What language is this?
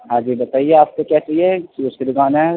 Urdu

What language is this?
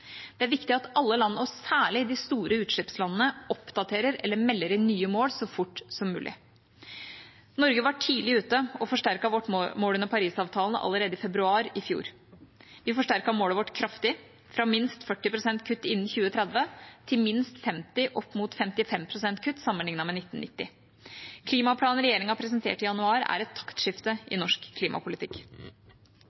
Norwegian Bokmål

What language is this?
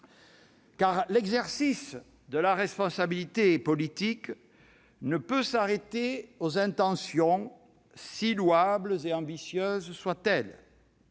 French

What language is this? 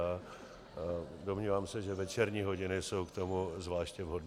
Czech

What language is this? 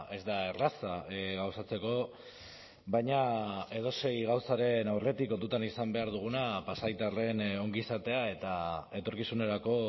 Basque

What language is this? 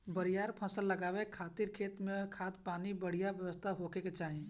Bhojpuri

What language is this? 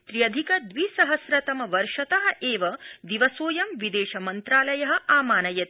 Sanskrit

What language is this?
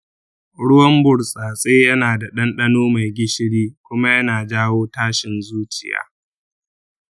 Hausa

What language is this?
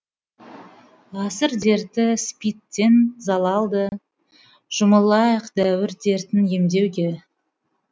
Kazakh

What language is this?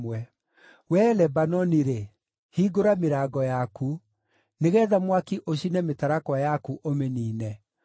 Kikuyu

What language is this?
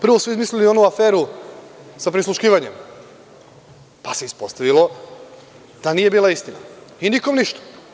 Serbian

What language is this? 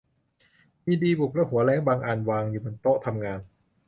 Thai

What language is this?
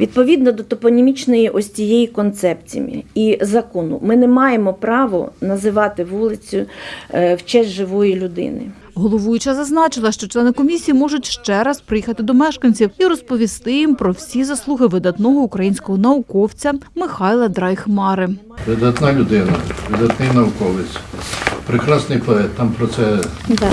Ukrainian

